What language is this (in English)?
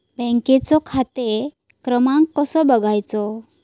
Marathi